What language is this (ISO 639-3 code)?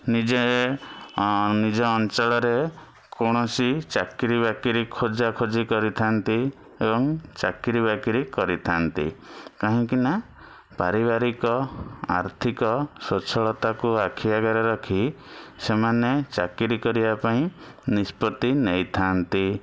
ori